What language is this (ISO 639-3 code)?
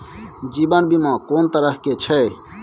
mai